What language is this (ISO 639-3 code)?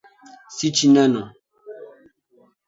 swa